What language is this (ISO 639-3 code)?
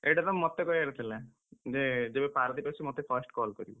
ori